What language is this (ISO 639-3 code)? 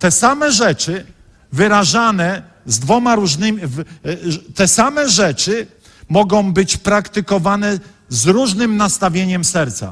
pol